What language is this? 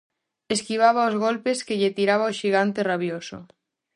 Galician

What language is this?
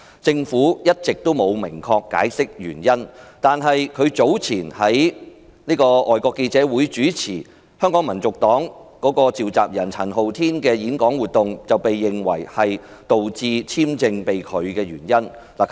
Cantonese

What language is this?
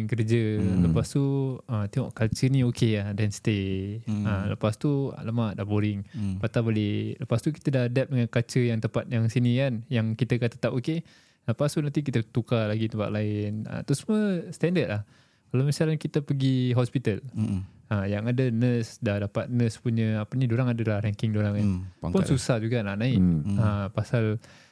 Malay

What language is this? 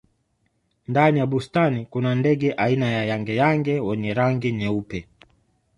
Swahili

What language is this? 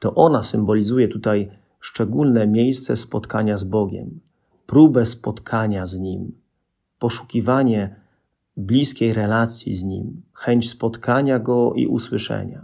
Polish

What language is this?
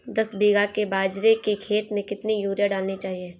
Hindi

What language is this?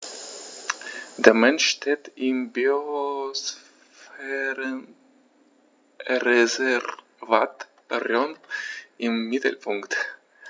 German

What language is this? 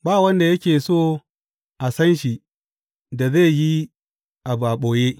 Hausa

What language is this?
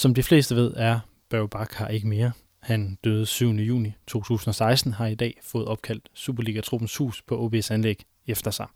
Danish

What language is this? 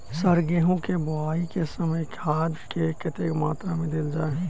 Maithili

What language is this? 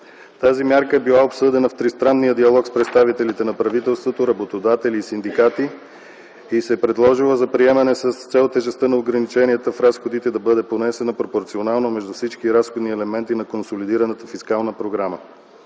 Bulgarian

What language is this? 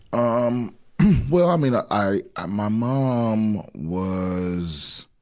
English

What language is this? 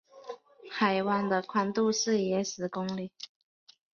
Chinese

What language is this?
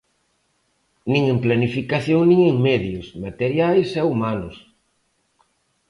Galician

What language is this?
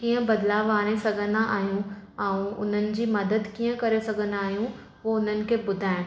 Sindhi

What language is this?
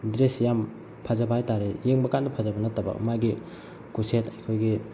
Manipuri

